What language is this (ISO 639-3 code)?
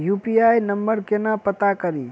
mai